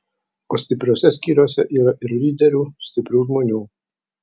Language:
Lithuanian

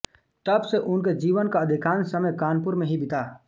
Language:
Hindi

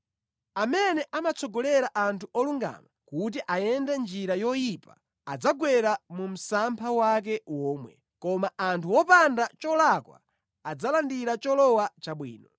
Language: Nyanja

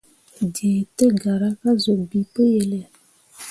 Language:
Mundang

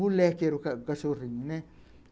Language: Portuguese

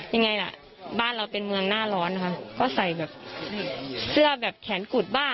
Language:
Thai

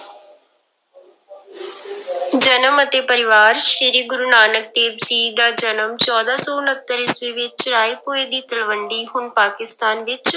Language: Punjabi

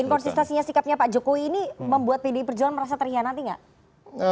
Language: Indonesian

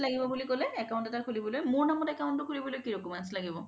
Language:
Assamese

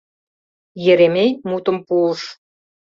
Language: Mari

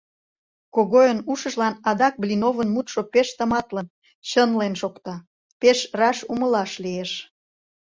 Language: Mari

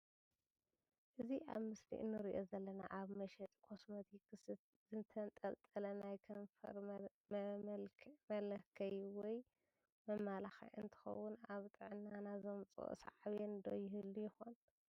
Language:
Tigrinya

